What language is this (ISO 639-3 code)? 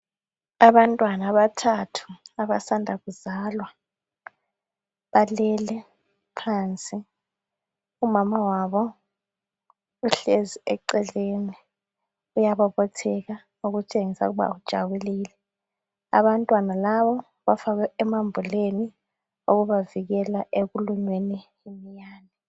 nde